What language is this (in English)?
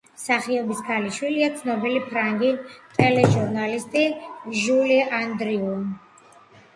Georgian